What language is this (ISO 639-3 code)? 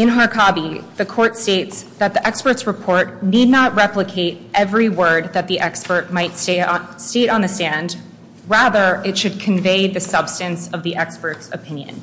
eng